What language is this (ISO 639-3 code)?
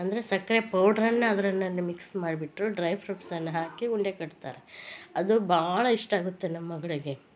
kan